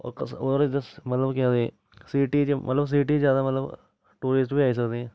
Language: Dogri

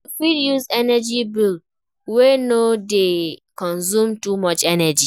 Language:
Nigerian Pidgin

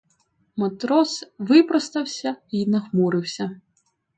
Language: Ukrainian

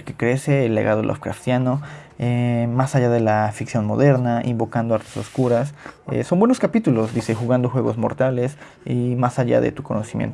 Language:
Spanish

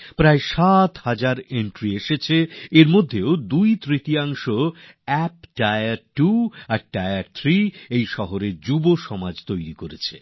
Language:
Bangla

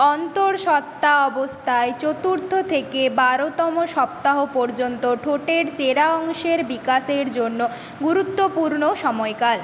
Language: Bangla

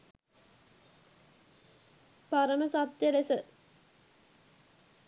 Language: Sinhala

